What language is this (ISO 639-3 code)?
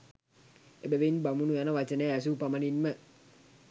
sin